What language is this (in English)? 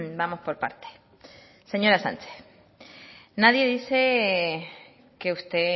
Spanish